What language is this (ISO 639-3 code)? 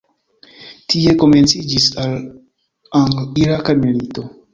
epo